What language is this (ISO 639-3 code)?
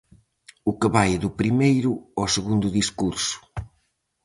glg